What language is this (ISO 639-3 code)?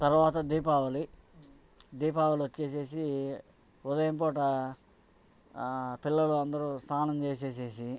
tel